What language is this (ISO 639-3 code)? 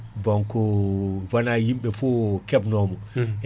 ful